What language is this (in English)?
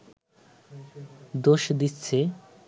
Bangla